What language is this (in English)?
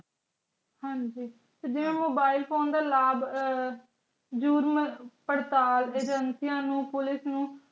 Punjabi